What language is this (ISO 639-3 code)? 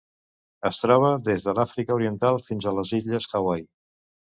cat